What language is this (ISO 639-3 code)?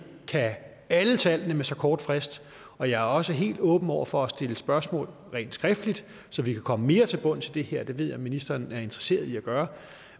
dan